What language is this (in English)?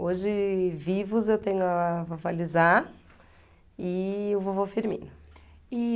Portuguese